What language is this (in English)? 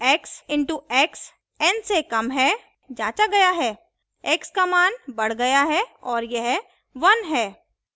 Hindi